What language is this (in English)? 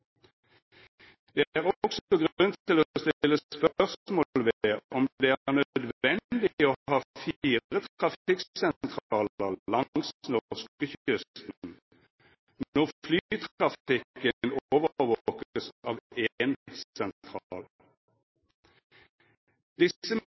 Norwegian Nynorsk